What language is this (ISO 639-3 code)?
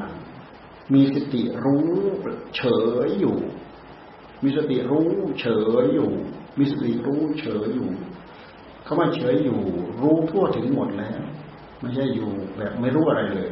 tha